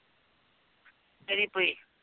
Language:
Punjabi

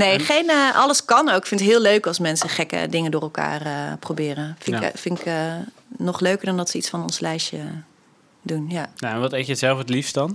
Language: Dutch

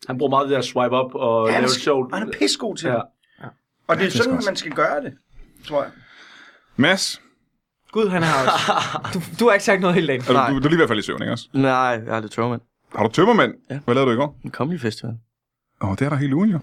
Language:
Danish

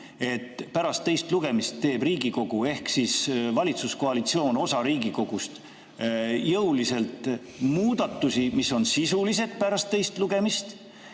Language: Estonian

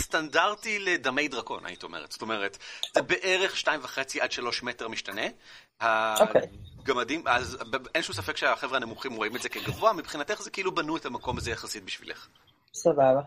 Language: Hebrew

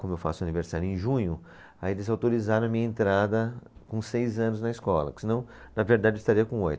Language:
Portuguese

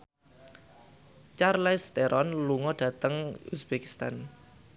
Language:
Javanese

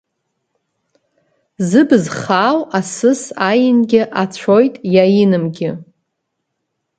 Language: Abkhazian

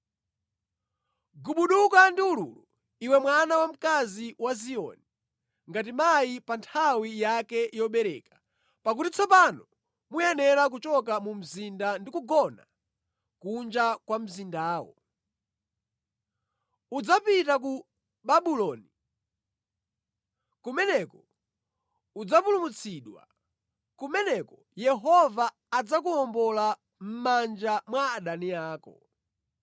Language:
Nyanja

